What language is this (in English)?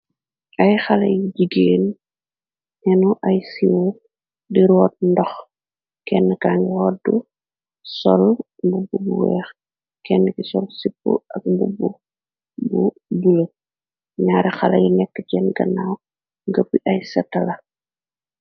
Wolof